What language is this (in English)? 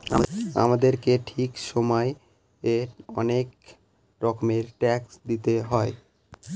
Bangla